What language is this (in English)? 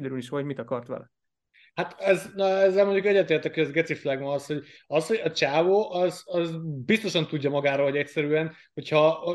Hungarian